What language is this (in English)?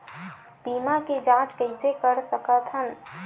Chhattisgarhi